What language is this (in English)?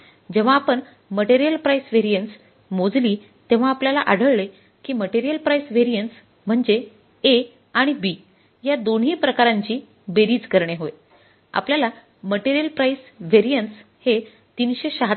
Marathi